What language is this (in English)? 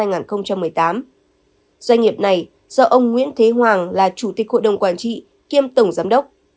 Vietnamese